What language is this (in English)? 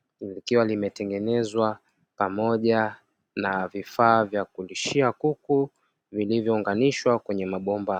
Swahili